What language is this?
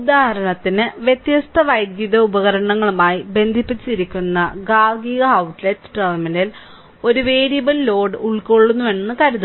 Malayalam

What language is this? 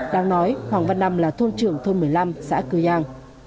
Vietnamese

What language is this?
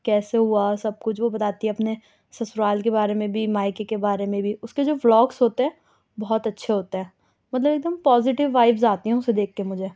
Urdu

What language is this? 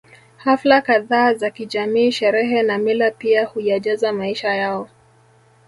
Swahili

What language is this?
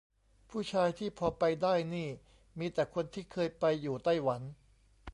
Thai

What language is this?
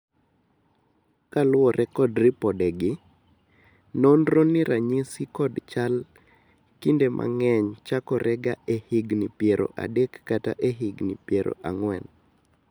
Luo (Kenya and Tanzania)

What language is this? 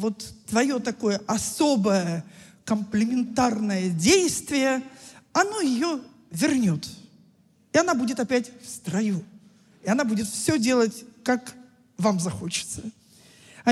Russian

